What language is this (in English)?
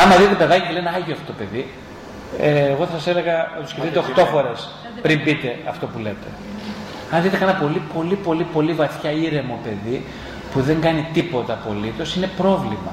Greek